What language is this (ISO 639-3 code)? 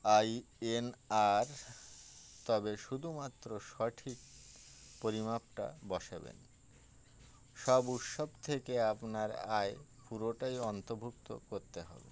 ben